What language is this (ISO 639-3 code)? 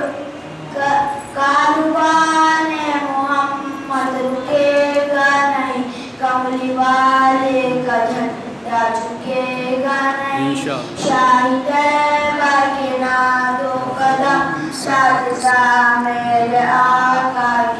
ron